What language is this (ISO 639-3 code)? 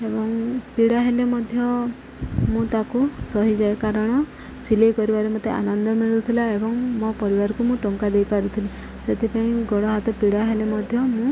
ori